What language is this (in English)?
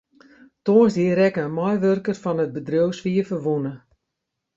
Western Frisian